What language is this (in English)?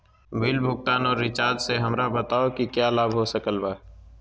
Magahi